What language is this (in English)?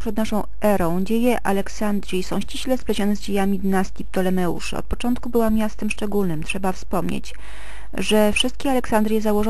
Polish